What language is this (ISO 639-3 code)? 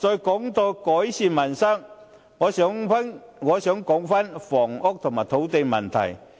yue